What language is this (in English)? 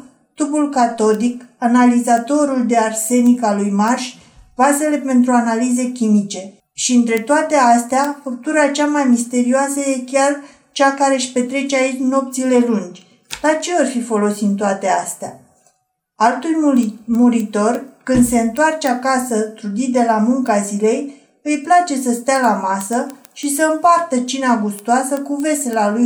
Romanian